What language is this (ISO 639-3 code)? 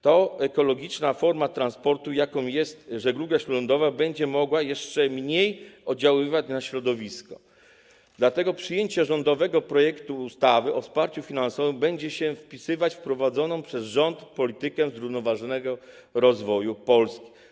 pol